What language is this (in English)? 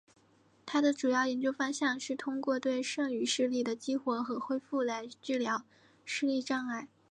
Chinese